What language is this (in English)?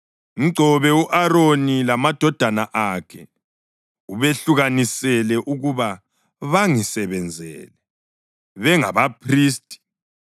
North Ndebele